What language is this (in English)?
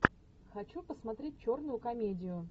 Russian